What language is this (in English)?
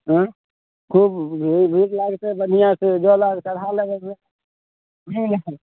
Maithili